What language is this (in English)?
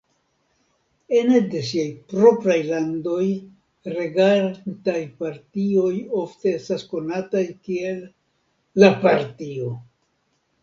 Esperanto